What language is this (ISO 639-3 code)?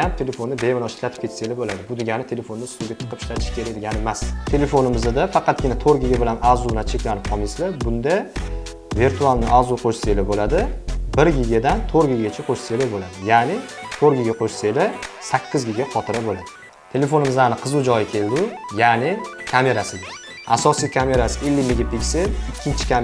uzb